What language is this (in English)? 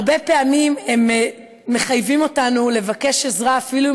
Hebrew